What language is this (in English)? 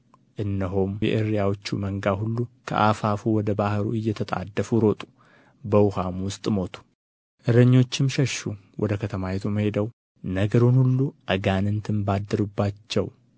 Amharic